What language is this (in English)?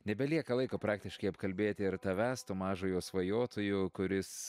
Lithuanian